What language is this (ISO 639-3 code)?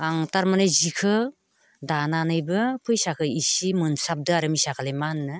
brx